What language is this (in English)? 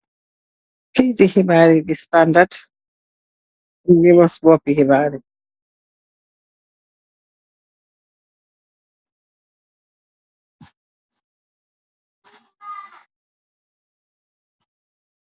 Wolof